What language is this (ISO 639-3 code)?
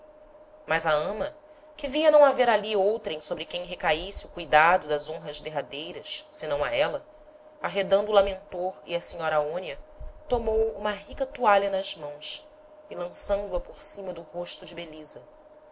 por